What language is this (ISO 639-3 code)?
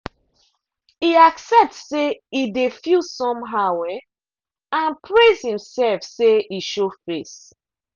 pcm